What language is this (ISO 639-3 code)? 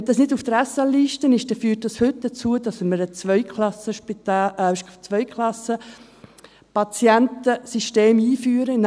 gsw